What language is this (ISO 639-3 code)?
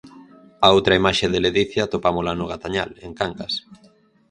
glg